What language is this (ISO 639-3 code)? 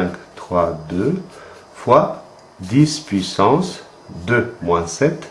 fra